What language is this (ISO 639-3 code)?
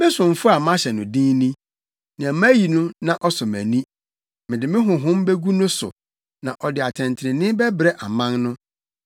aka